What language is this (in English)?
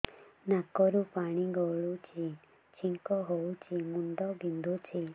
Odia